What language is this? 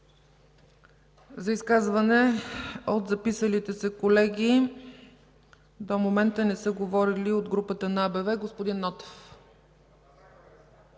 Bulgarian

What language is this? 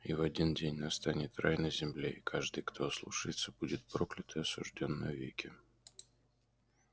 Russian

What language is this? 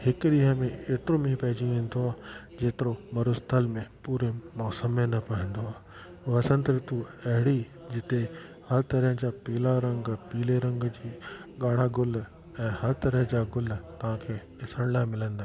Sindhi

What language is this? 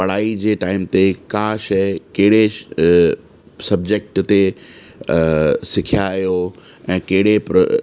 Sindhi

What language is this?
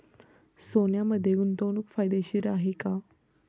Marathi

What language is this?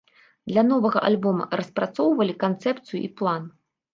Belarusian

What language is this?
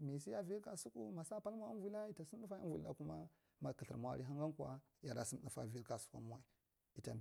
Marghi Central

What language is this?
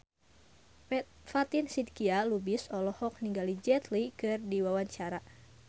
Sundanese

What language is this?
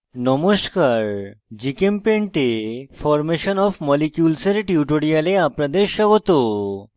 Bangla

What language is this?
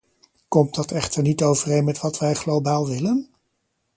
Dutch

